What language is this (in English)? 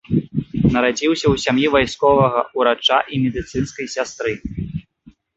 Belarusian